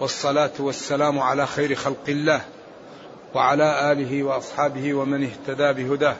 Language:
Arabic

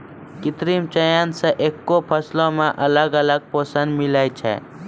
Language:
Maithili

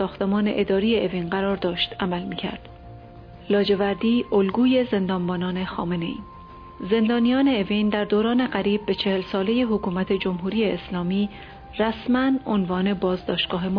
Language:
Persian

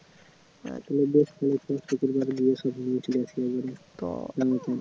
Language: Bangla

